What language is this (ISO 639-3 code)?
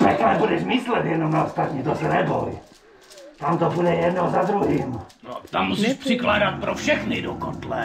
ces